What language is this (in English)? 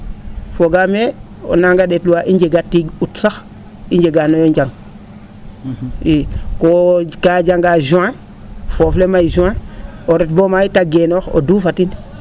Serer